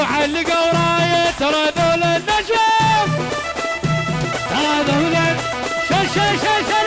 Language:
Arabic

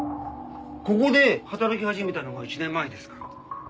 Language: Japanese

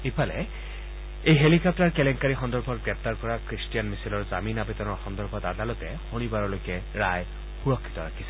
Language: Assamese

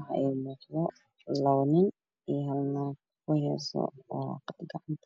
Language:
Somali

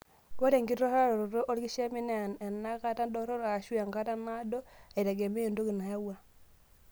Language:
Masai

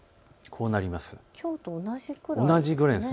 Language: Japanese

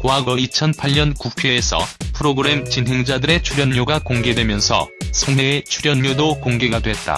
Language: Korean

